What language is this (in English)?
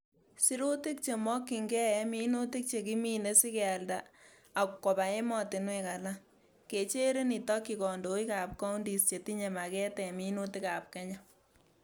Kalenjin